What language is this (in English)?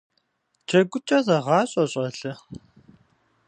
Kabardian